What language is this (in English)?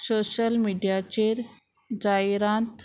Konkani